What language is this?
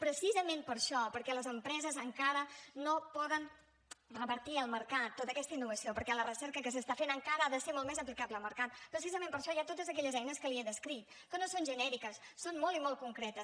Catalan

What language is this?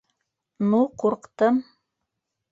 Bashkir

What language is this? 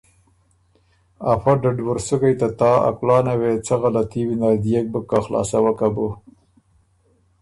Ormuri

